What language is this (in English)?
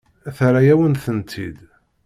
Kabyle